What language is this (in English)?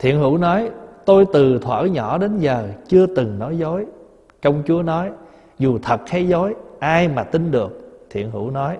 Vietnamese